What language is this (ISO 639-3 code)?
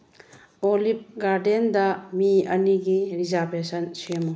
mni